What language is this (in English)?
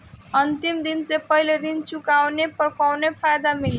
Bhojpuri